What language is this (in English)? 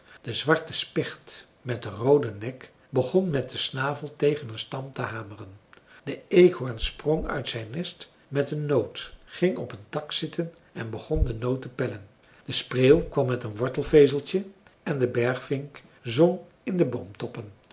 Dutch